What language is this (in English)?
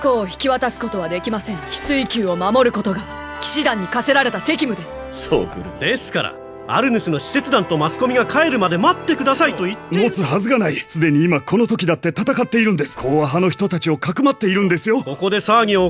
Japanese